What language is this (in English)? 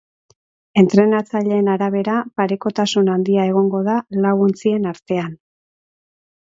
Basque